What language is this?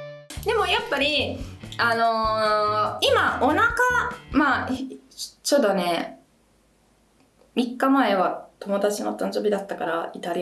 Japanese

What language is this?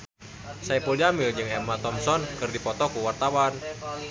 Sundanese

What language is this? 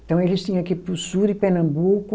Portuguese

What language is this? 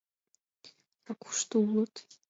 Mari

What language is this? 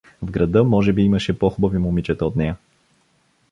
Bulgarian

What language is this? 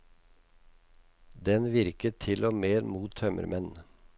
Norwegian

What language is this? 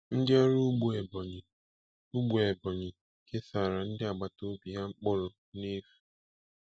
Igbo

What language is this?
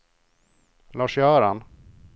Swedish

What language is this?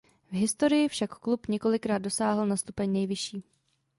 Czech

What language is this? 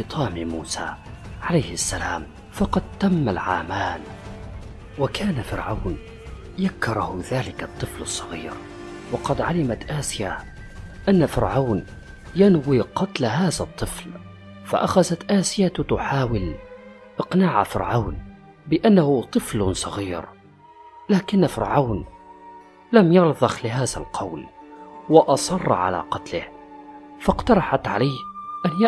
Arabic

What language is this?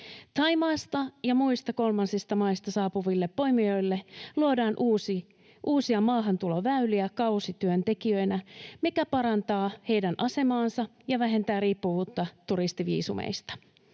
Finnish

